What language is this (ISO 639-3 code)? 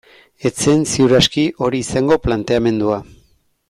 eus